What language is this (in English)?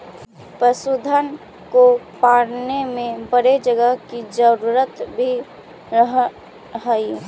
Magahi